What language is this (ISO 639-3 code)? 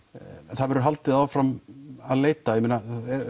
isl